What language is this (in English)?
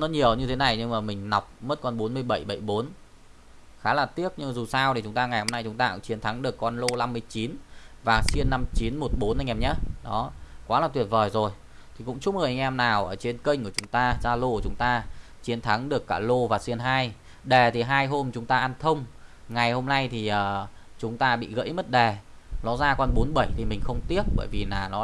Vietnamese